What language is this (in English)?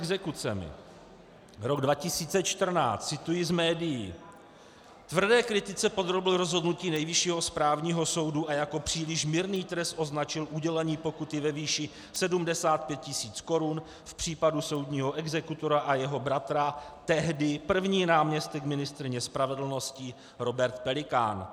Czech